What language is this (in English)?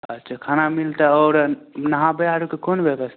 Maithili